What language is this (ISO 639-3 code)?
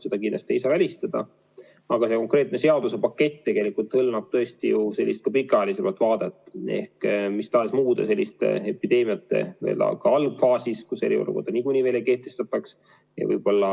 est